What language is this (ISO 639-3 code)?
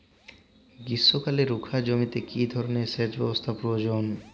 ben